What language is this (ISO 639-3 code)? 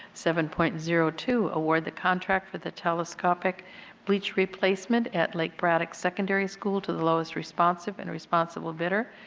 eng